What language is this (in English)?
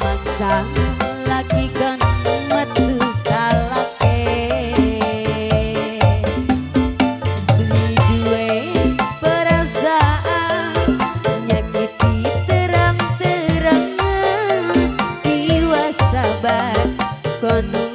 Indonesian